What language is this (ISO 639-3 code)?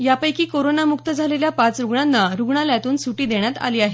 mar